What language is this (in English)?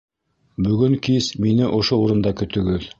Bashkir